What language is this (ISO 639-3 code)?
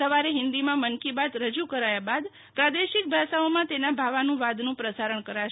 guj